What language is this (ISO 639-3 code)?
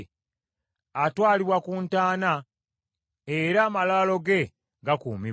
lug